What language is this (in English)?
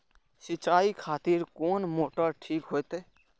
Maithili